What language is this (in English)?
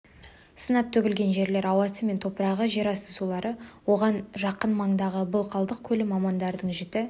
Kazakh